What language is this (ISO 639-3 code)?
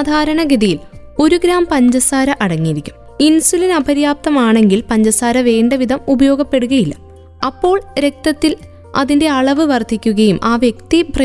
mal